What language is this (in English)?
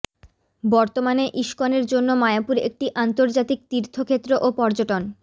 Bangla